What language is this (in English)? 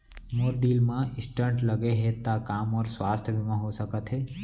Chhattisgarhi